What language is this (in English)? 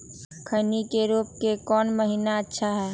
Magahi